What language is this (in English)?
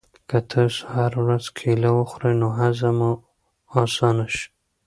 Pashto